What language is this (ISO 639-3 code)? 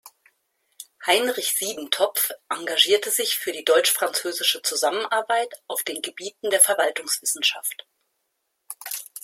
deu